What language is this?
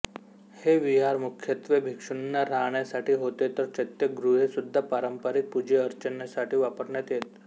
Marathi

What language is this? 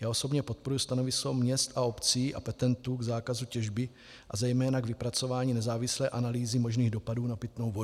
Czech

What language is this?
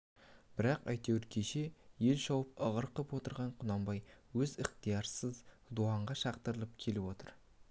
Kazakh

